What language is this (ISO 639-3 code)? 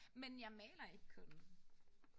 dan